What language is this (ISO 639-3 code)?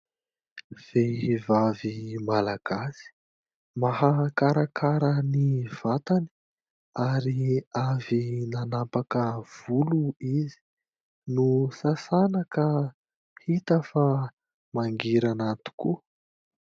mlg